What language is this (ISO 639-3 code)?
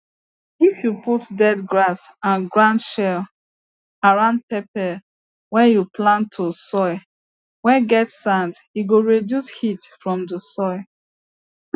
pcm